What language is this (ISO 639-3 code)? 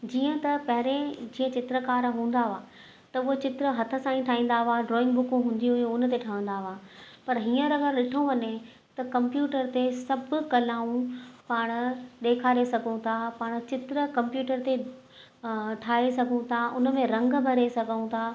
snd